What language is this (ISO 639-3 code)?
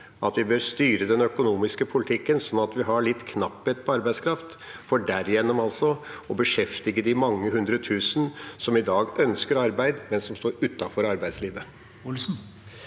nor